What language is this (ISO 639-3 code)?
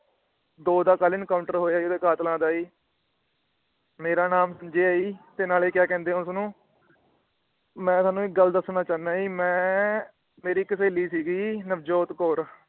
pan